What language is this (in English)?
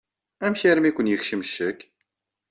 Kabyle